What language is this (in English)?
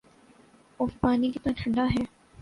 Urdu